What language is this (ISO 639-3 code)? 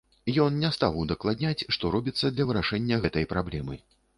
bel